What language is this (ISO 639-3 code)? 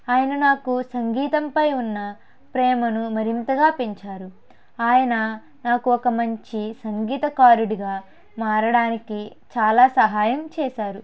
tel